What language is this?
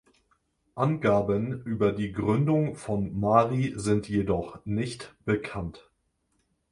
German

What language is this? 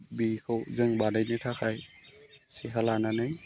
Bodo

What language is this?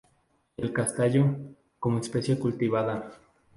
Spanish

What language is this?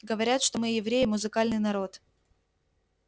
Russian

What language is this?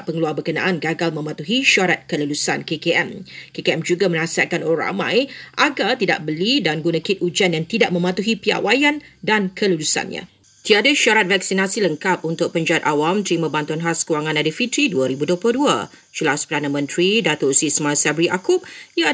Malay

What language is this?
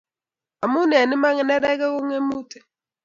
Kalenjin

